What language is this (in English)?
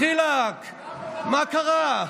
Hebrew